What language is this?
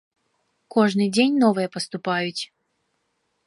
Belarusian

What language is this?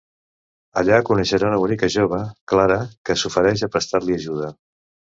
Catalan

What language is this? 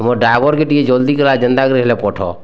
Odia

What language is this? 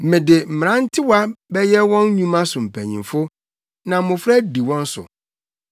Akan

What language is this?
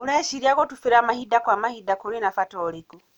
Kikuyu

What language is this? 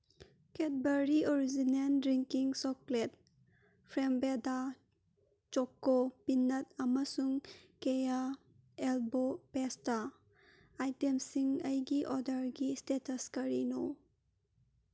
Manipuri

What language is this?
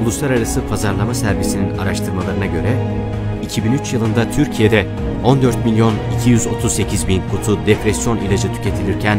Turkish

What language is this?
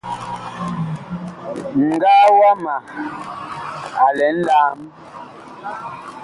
Bakoko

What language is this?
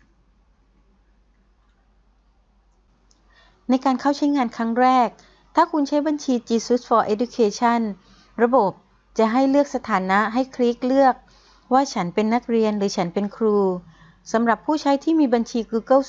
Thai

